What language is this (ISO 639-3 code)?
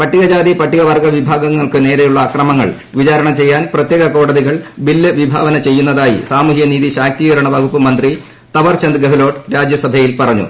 mal